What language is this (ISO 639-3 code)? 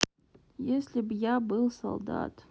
rus